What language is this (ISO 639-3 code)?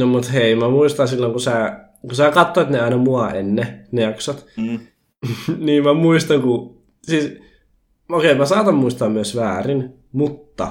fin